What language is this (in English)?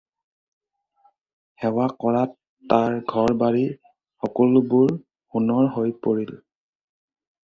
Assamese